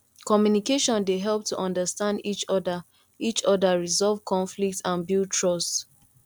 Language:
Nigerian Pidgin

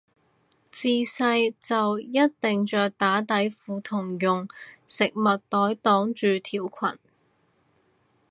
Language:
Cantonese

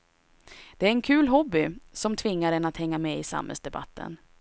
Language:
Swedish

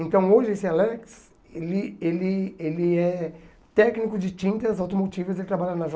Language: Portuguese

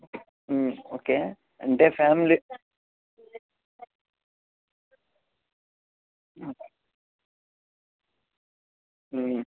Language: Telugu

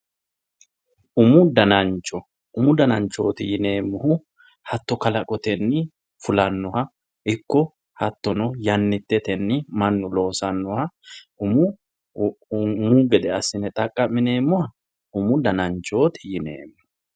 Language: Sidamo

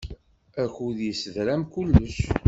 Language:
Kabyle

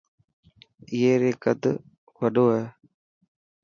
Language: Dhatki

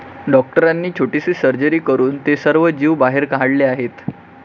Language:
Marathi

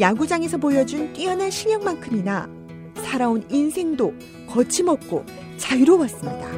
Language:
Korean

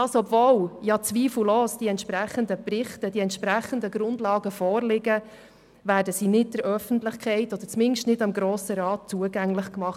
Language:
Swiss German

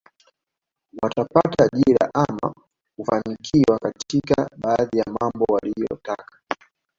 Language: Swahili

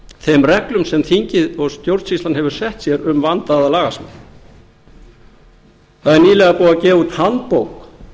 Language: Icelandic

